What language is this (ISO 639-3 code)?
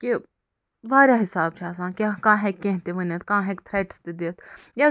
kas